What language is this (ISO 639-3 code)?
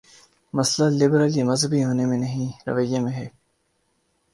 urd